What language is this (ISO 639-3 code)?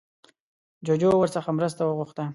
pus